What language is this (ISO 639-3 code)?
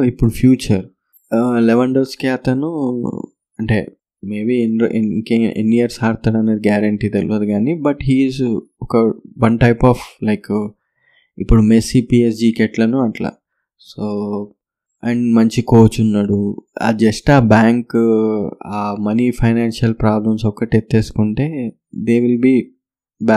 tel